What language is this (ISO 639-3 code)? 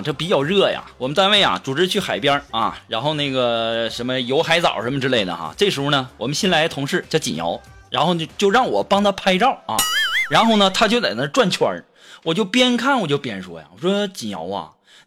zho